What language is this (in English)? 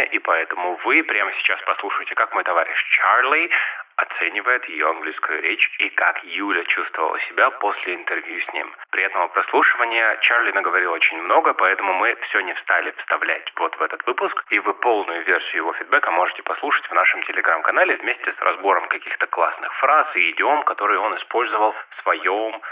Russian